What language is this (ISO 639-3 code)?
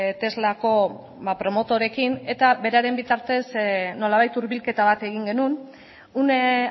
eus